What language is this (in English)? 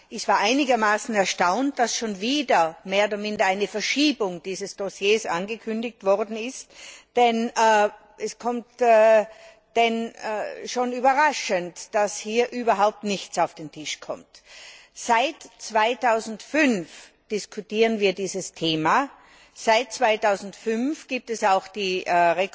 German